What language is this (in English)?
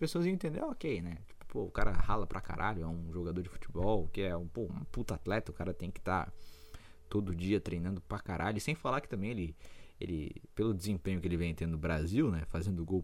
Portuguese